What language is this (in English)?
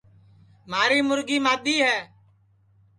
Sansi